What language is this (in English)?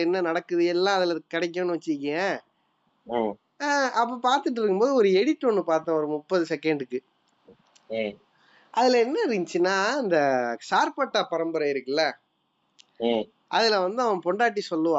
Tamil